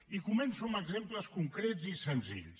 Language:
Catalan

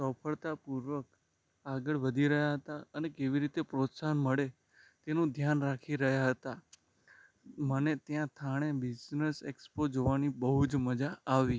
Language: Gujarati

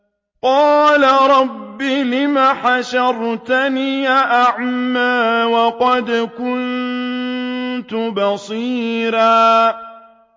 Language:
Arabic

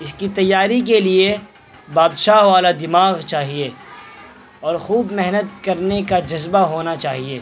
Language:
Urdu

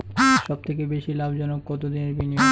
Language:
Bangla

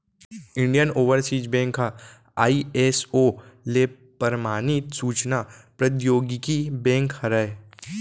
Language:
Chhattisgarhi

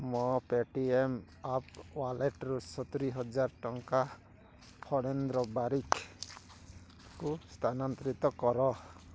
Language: Odia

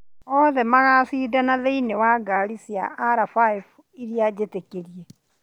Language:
Kikuyu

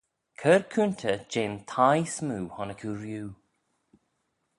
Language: Manx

